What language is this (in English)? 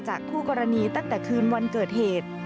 Thai